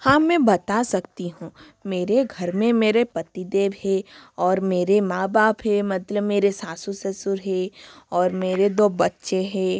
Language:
Hindi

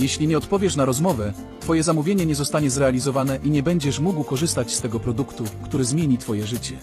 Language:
Polish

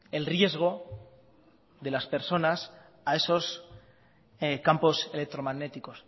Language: Spanish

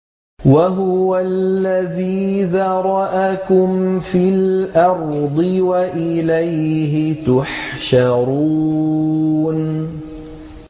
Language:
Arabic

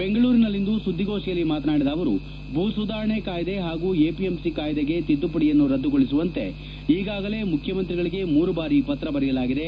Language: Kannada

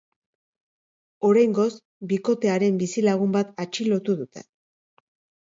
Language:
Basque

